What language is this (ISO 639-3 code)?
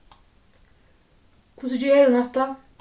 fao